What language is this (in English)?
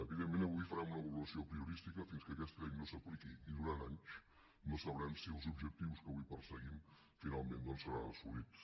Catalan